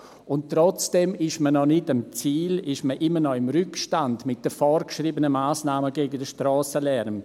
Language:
Swiss German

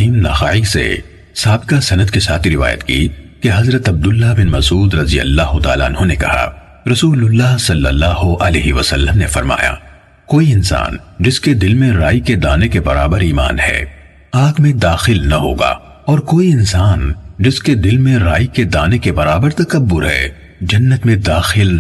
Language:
Urdu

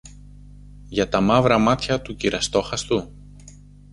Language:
Greek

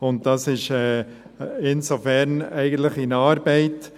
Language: Swiss German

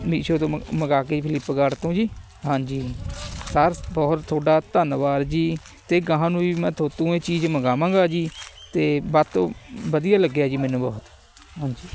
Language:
Punjabi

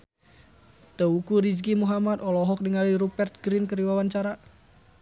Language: Sundanese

